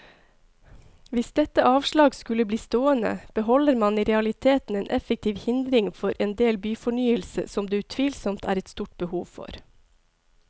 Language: Norwegian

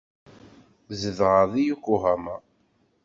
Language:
Kabyle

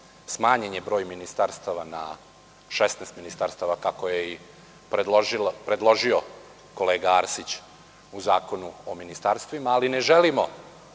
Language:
Serbian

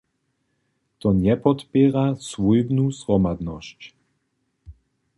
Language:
Upper Sorbian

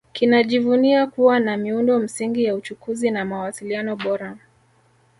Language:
Swahili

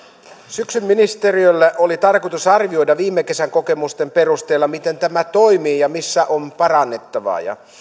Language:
Finnish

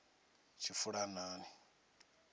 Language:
Venda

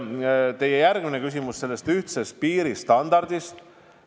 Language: Estonian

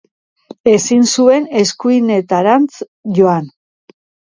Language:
Basque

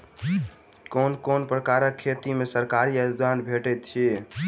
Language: Maithili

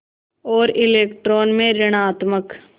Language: Hindi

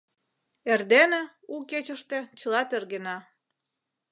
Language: Mari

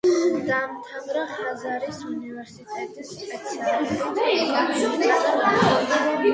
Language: Georgian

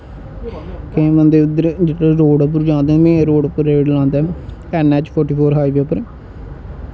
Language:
Dogri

